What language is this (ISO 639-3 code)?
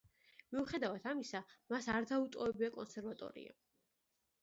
kat